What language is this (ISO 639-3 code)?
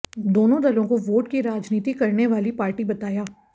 hin